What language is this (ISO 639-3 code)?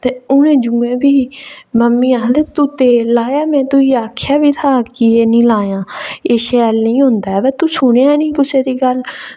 doi